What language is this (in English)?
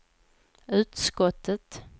Swedish